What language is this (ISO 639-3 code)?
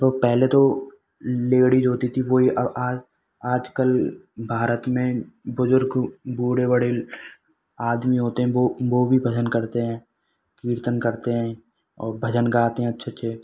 hin